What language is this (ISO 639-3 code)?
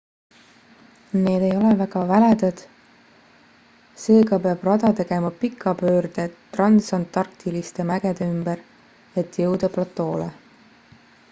est